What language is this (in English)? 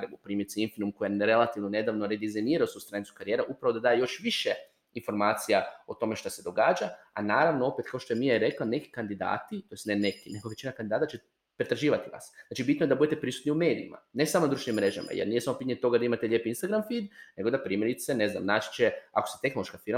Croatian